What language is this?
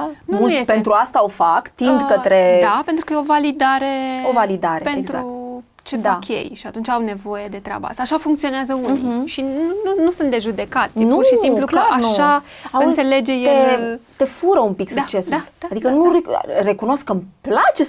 Romanian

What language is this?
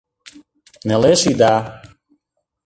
Mari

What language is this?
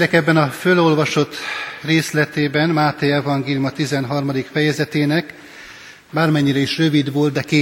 Hungarian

